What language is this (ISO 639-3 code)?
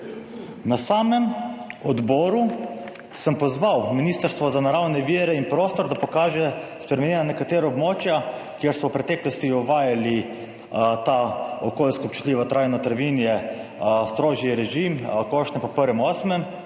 slv